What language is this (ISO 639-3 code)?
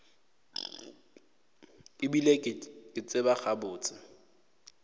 nso